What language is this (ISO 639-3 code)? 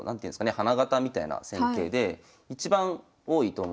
jpn